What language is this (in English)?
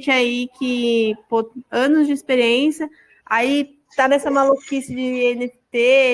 Portuguese